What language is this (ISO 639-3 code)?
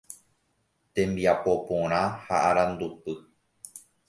grn